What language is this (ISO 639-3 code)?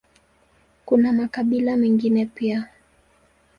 swa